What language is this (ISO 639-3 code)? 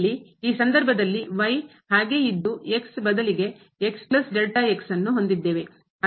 kan